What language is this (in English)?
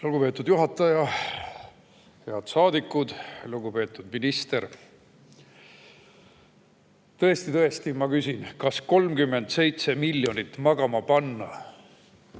Estonian